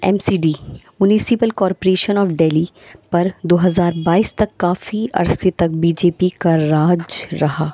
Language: Urdu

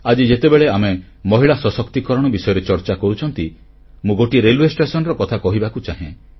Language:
Odia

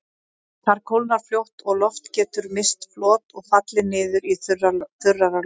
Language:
Icelandic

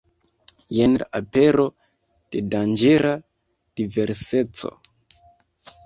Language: Esperanto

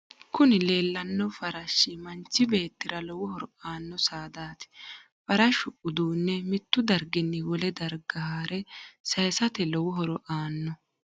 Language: Sidamo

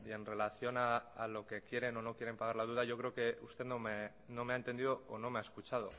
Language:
Spanish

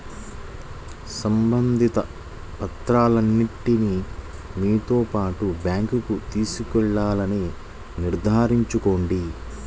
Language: Telugu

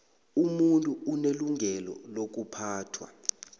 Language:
South Ndebele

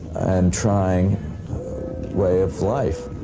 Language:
English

